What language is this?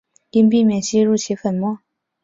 Chinese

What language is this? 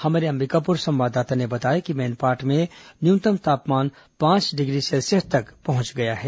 Hindi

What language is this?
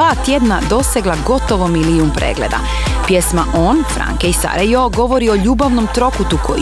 Croatian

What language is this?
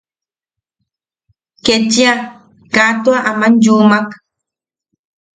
Yaqui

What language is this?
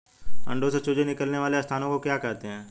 Hindi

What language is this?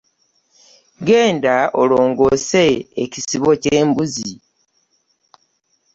Ganda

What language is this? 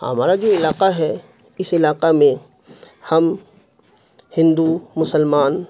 Urdu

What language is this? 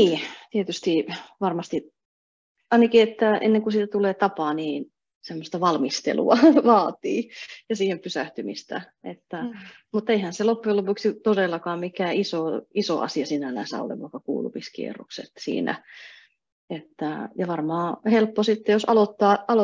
Finnish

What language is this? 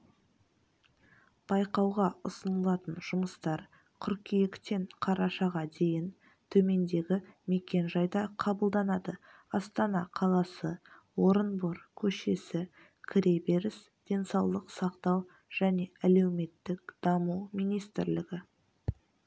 Kazakh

